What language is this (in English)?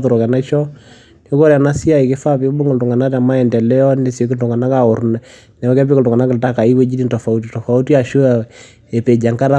Masai